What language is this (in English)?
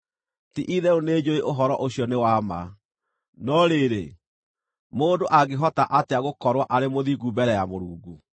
Kikuyu